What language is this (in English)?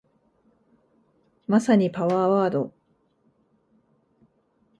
Japanese